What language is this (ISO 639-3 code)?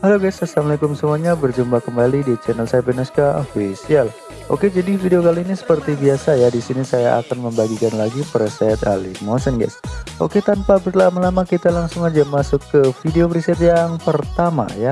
ind